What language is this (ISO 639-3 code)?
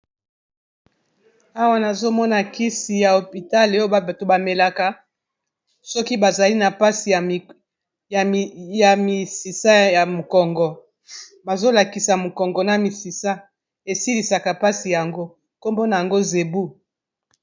lin